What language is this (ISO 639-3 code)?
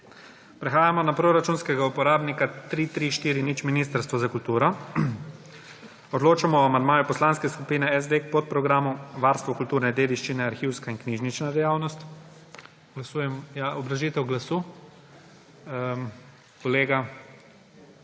slv